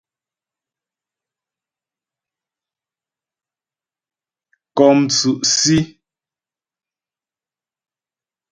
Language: Ghomala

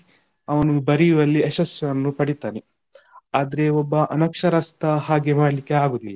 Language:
Kannada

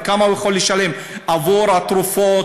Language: Hebrew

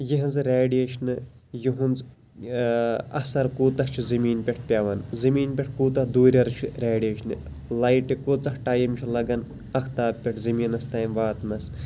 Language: Kashmiri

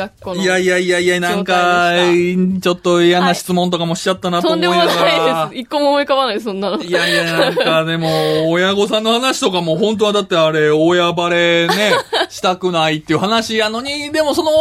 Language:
Japanese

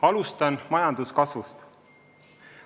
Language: Estonian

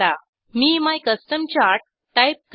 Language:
Marathi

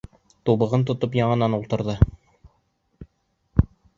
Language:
Bashkir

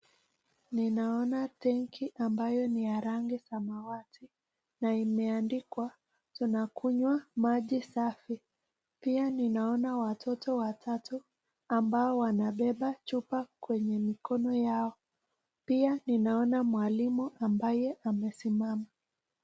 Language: Swahili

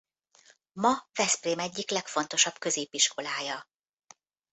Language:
Hungarian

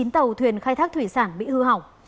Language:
Vietnamese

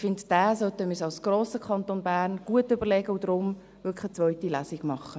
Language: Swiss German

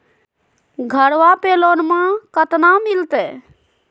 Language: Magahi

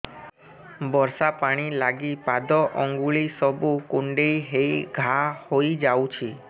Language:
Odia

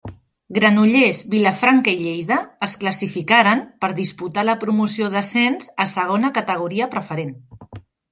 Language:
Catalan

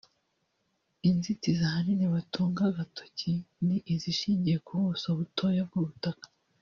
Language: Kinyarwanda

